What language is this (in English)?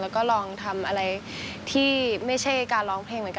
Thai